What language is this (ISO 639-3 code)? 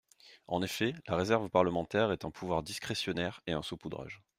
fra